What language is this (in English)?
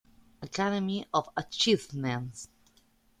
Spanish